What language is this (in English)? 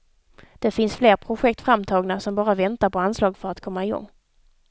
Swedish